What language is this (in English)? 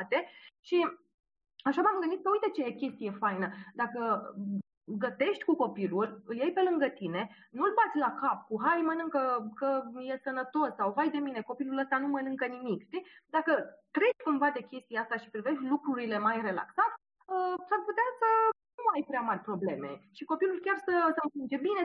Romanian